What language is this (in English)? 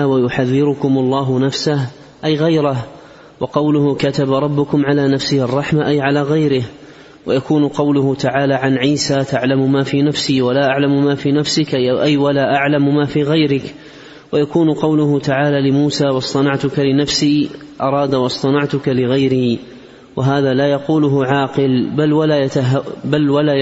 Arabic